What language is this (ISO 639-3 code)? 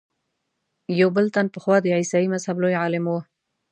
pus